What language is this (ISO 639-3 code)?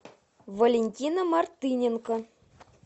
rus